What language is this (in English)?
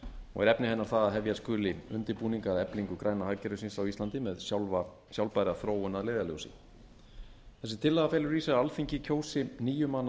Icelandic